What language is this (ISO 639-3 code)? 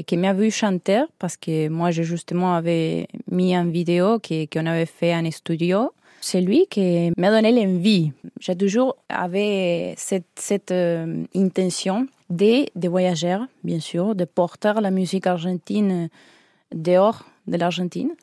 fra